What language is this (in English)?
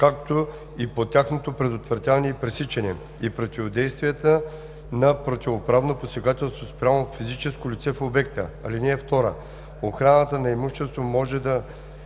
Bulgarian